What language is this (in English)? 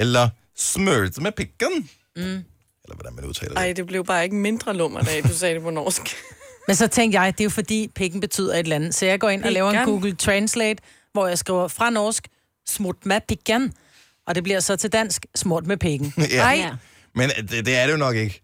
Danish